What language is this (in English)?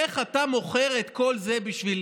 Hebrew